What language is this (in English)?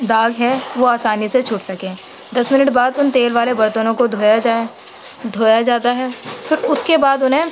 Urdu